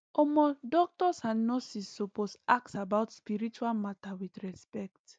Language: Nigerian Pidgin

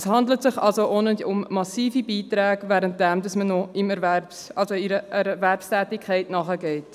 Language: Swiss German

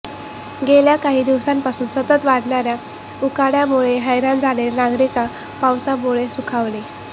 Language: Marathi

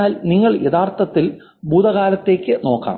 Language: Malayalam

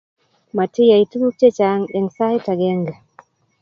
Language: Kalenjin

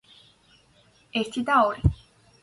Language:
Georgian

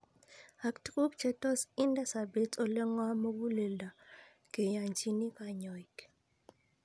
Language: Kalenjin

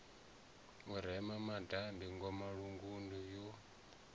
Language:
Venda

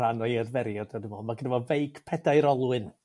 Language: Welsh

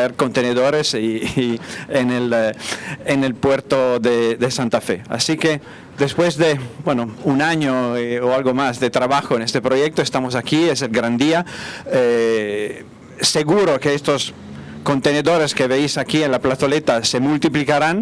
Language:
Spanish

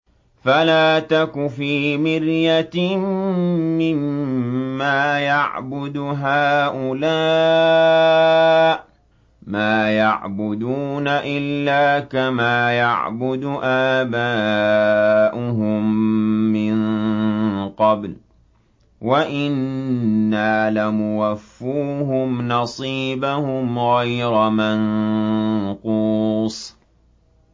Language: Arabic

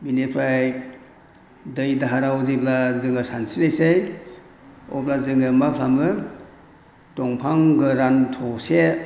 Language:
Bodo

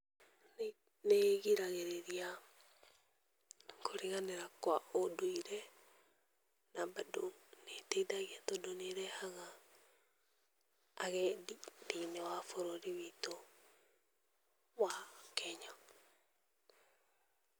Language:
Kikuyu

